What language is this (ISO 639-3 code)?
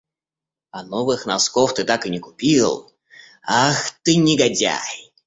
rus